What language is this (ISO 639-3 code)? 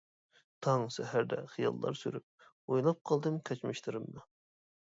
uig